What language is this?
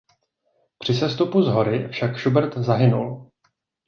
Czech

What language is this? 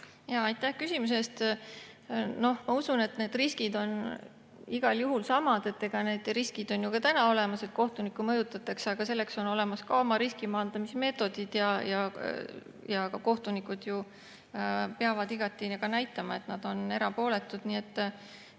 Estonian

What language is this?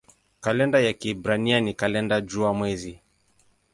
Swahili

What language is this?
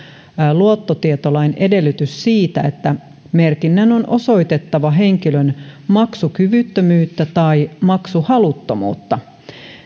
Finnish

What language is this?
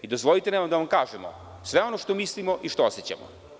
Serbian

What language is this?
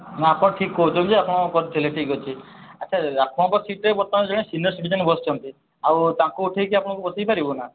Odia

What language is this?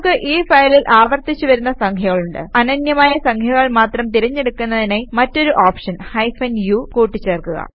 Malayalam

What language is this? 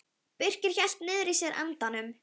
Icelandic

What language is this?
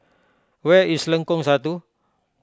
English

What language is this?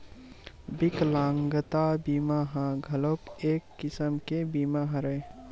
Chhattisgarhi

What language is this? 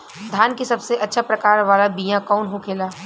Bhojpuri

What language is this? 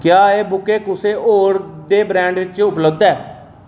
Dogri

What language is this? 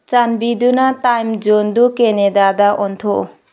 Manipuri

